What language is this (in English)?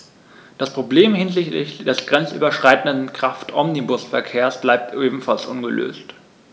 German